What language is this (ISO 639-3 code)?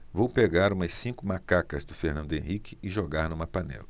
por